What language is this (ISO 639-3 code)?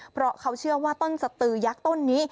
tha